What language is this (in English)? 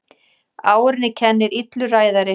Icelandic